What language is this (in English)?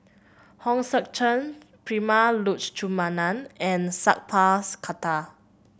English